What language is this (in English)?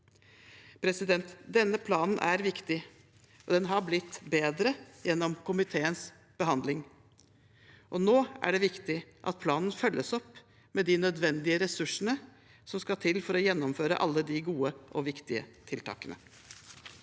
Norwegian